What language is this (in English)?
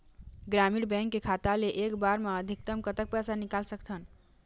Chhattisgarhi